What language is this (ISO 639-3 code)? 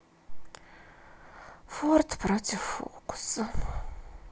rus